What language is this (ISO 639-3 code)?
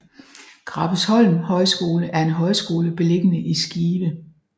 dan